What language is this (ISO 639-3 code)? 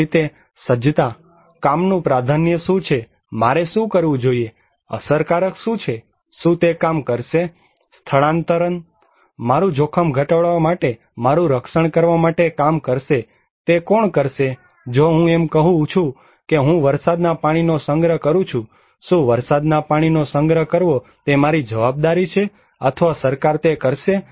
guj